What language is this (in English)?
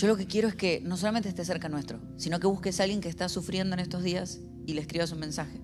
Spanish